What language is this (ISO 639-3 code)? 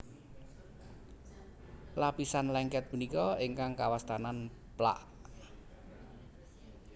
jav